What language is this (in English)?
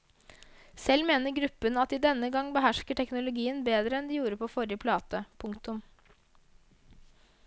Norwegian